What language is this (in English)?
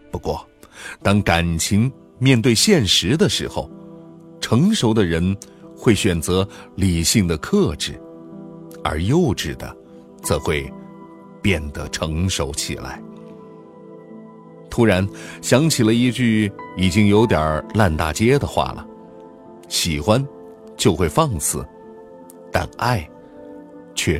Chinese